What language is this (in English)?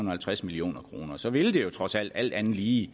Danish